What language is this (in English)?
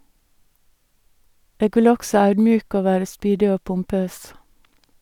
Norwegian